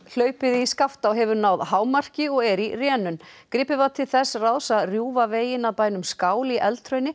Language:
Icelandic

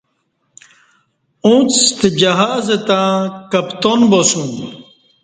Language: Kati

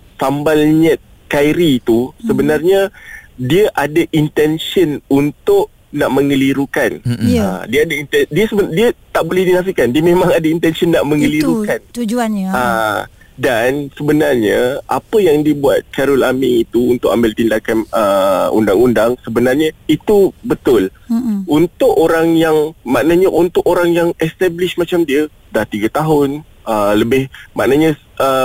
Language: Malay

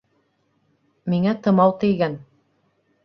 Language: Bashkir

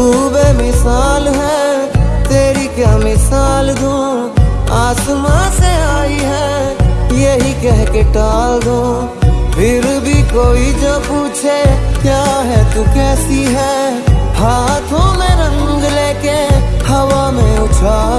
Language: Hindi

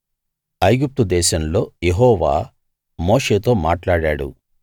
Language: Telugu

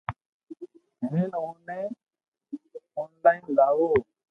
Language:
Loarki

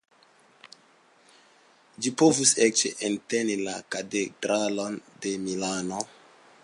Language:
Esperanto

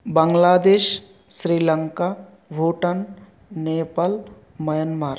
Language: Sanskrit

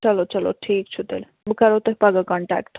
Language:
Kashmiri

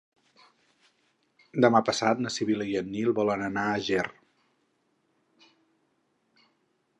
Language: Catalan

